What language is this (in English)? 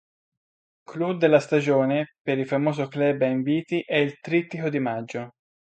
Italian